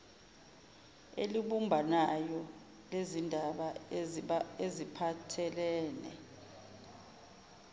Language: Zulu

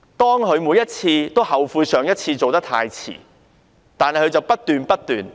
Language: Cantonese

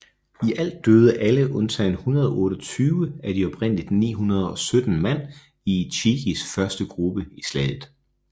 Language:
Danish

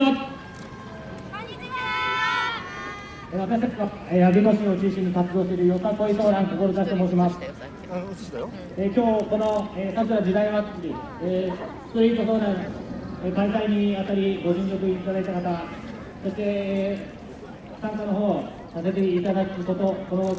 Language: Japanese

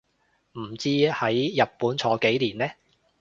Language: Cantonese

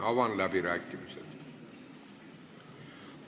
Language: Estonian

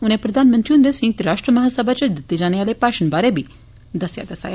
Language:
Dogri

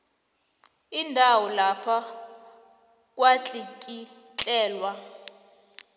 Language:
South Ndebele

